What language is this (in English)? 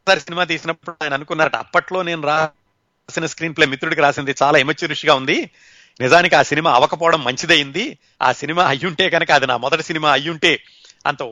Telugu